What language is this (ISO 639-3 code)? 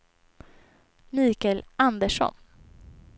swe